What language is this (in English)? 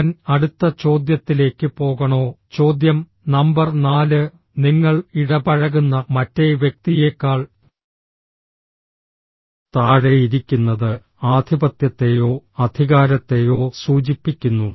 Malayalam